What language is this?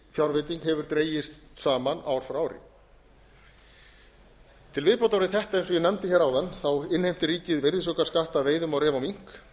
Icelandic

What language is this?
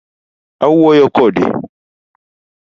Luo (Kenya and Tanzania)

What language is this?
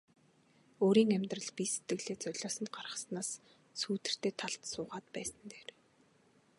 Mongolian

